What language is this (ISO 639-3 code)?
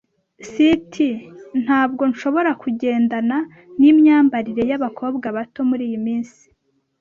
kin